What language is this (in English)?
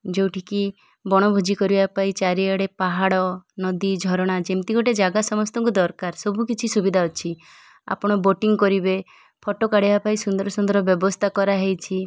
Odia